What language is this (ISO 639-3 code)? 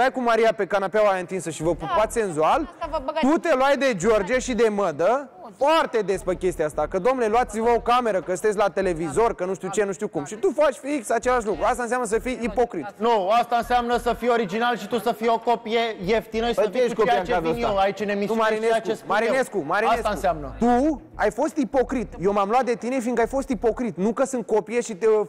ron